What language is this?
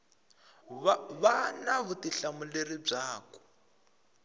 Tsonga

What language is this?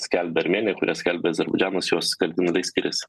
Lithuanian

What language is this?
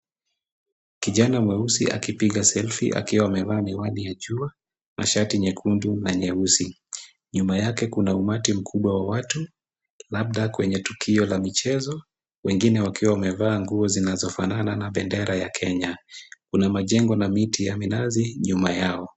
Swahili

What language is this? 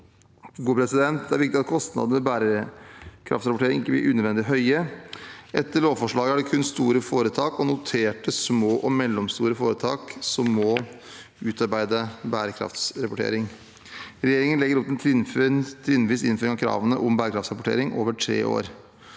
Norwegian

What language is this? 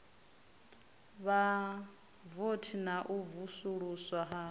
Venda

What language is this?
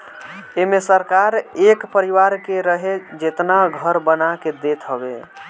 Bhojpuri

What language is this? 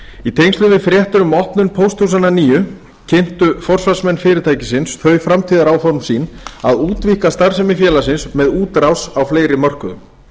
Icelandic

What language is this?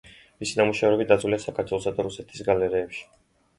Georgian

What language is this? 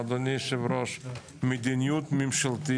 Hebrew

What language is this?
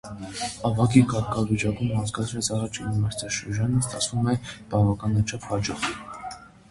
Armenian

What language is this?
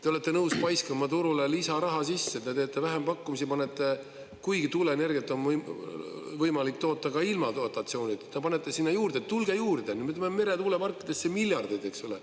Estonian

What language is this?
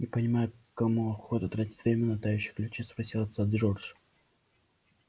Russian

